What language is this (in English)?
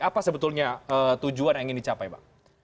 Indonesian